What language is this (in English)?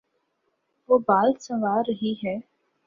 Urdu